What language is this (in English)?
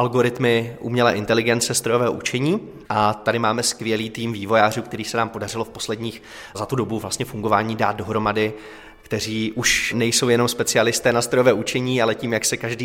Czech